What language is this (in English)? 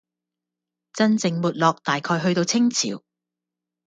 Cantonese